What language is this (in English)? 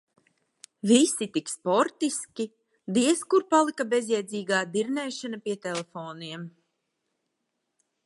Latvian